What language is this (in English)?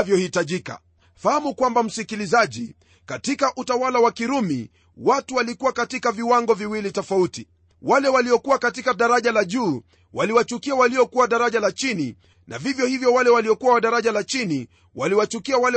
Swahili